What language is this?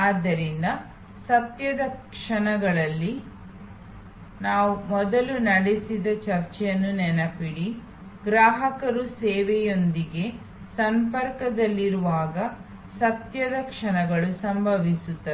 Kannada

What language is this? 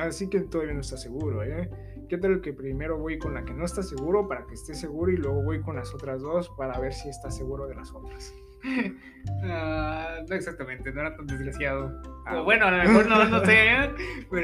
Spanish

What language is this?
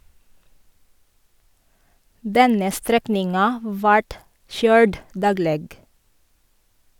Norwegian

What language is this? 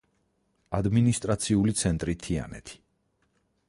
Georgian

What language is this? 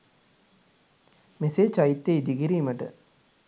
Sinhala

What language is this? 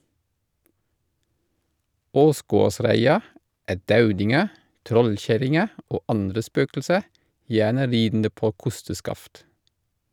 Norwegian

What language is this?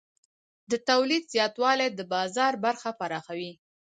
Pashto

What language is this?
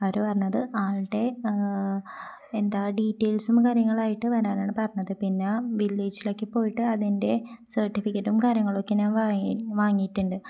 Malayalam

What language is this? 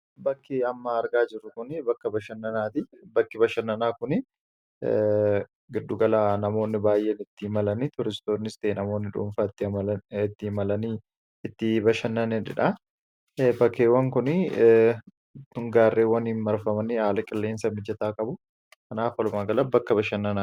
Oromo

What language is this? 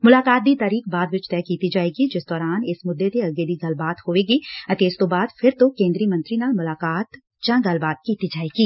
Punjabi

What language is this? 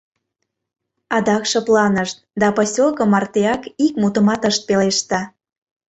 Mari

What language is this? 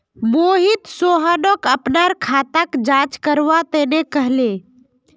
Magahi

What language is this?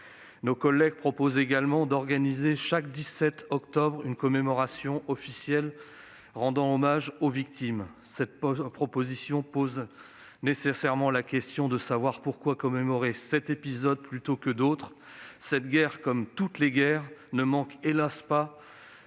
French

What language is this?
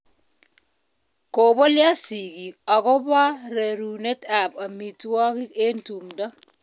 Kalenjin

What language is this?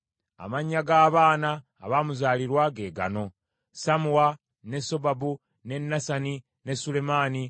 Ganda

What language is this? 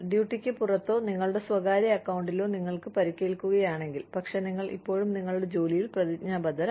Malayalam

